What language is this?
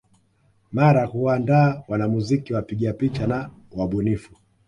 Swahili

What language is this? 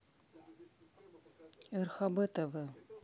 Russian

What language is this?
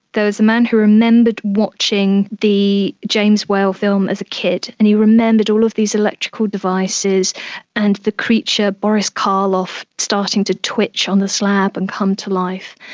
English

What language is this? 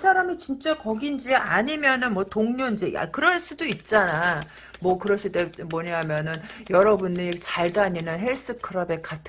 Korean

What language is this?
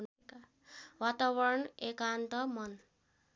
Nepali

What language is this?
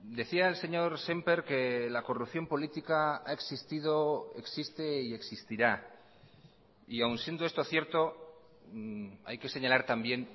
Spanish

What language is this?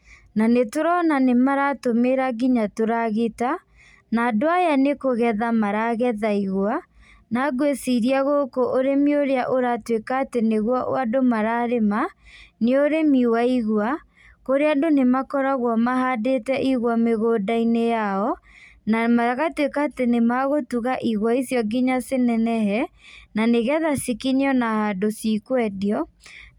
Kikuyu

